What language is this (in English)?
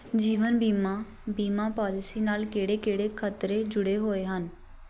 Punjabi